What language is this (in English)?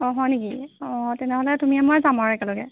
Assamese